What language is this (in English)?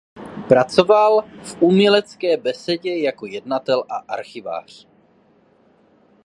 Czech